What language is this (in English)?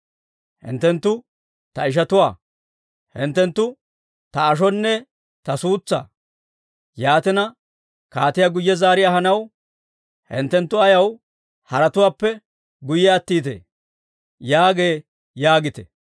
Dawro